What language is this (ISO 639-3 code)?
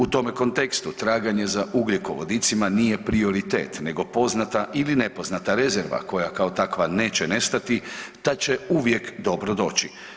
hrv